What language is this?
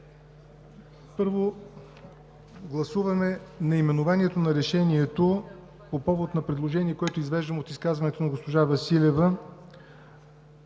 Bulgarian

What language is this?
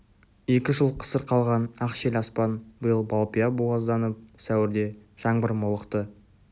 Kazakh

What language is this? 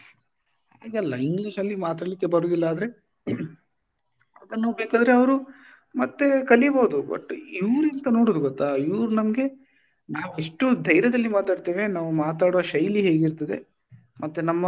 Kannada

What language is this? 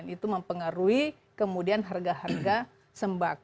Indonesian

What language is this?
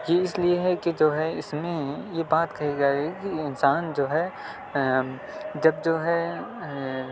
Urdu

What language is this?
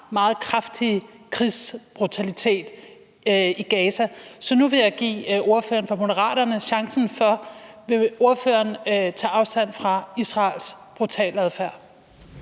Danish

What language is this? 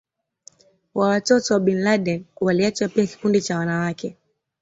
Swahili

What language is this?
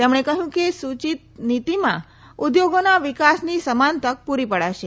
Gujarati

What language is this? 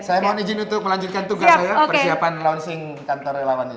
Indonesian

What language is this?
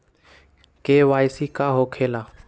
Magahi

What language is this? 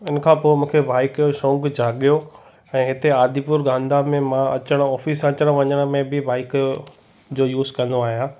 Sindhi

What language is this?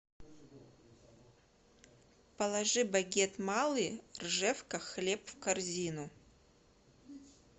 Russian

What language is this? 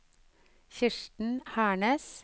Norwegian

